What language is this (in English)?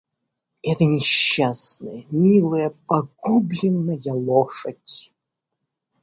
Russian